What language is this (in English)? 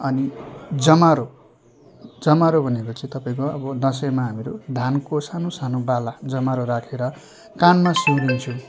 Nepali